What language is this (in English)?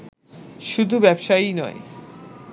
Bangla